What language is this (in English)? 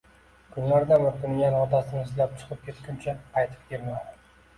Uzbek